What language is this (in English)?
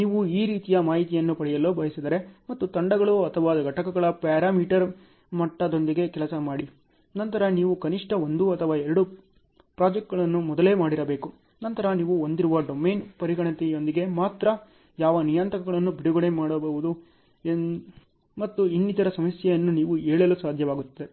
Kannada